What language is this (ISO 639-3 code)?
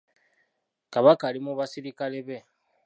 lug